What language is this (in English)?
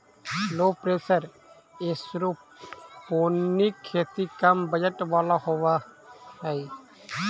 Magahi